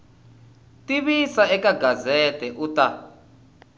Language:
Tsonga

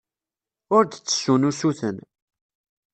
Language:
Kabyle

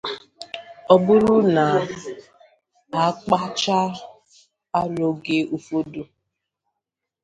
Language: Igbo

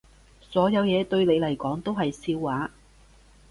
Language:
Cantonese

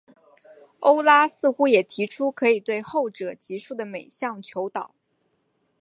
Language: Chinese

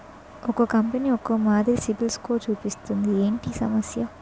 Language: Telugu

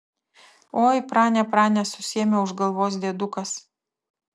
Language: Lithuanian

